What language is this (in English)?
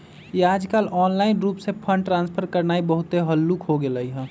Magahi